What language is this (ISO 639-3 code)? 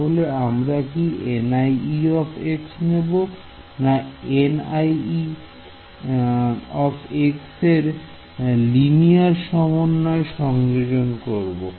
ben